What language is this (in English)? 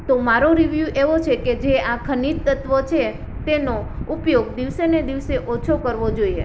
Gujarati